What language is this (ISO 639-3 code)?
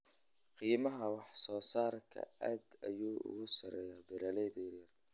som